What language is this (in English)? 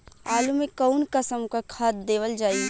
Bhojpuri